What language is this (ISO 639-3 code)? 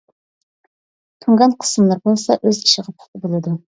uig